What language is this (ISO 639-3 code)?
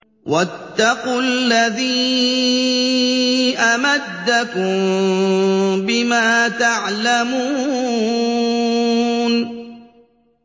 ara